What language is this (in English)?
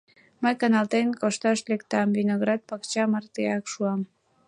Mari